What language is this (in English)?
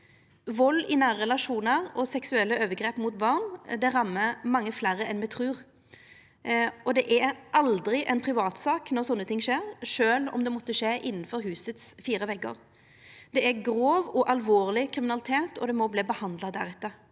Norwegian